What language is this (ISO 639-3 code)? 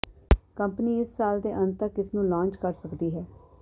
pan